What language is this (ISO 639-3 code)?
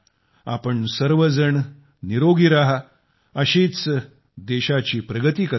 mar